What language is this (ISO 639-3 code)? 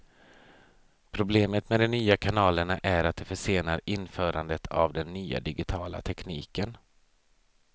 swe